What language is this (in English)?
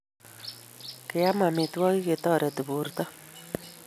Kalenjin